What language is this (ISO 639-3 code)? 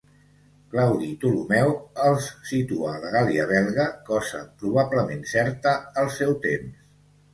cat